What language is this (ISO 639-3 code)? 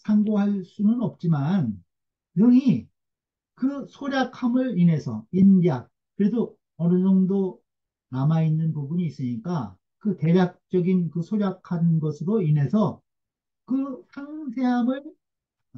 kor